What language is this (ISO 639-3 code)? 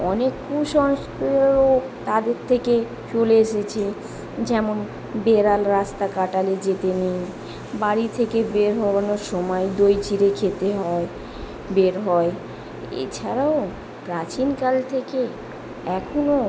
ben